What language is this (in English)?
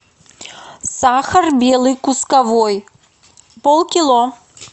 Russian